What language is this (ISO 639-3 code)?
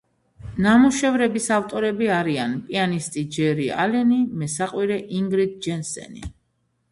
kat